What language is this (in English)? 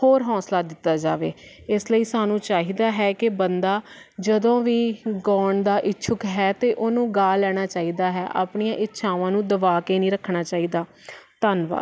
Punjabi